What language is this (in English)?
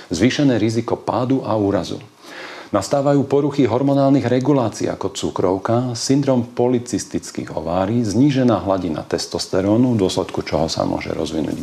Slovak